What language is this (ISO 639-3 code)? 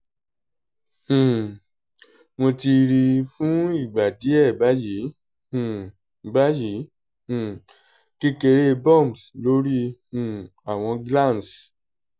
yor